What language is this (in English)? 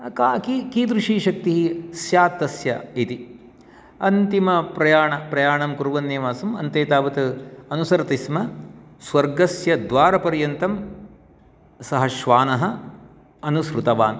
Sanskrit